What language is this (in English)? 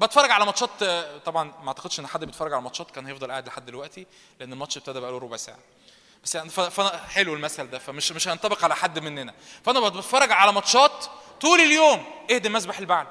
Arabic